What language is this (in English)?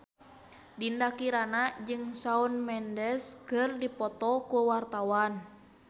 Sundanese